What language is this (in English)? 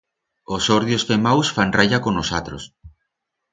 Aragonese